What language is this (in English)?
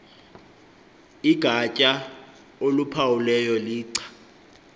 Xhosa